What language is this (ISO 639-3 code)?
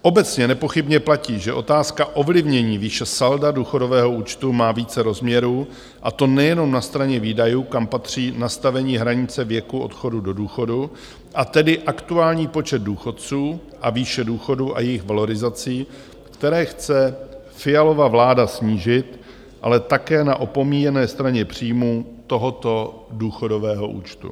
ces